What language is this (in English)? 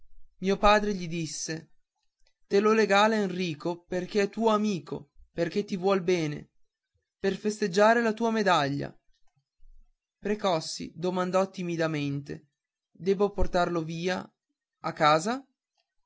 Italian